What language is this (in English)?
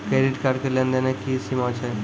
Maithili